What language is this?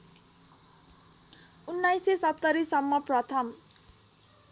Nepali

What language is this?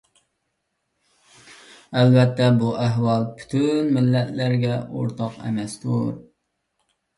Uyghur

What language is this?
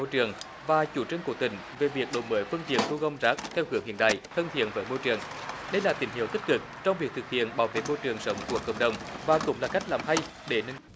Vietnamese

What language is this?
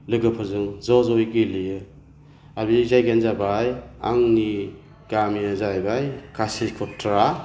Bodo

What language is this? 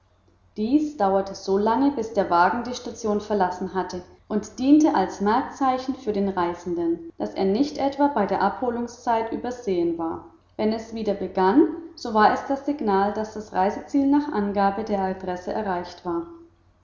German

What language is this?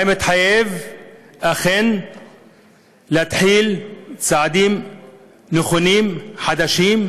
Hebrew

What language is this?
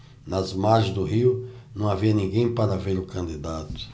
Portuguese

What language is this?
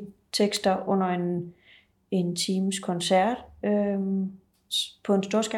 Danish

